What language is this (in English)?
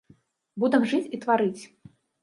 Belarusian